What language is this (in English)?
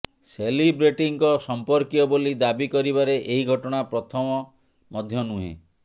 Odia